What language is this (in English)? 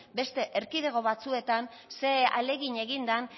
Basque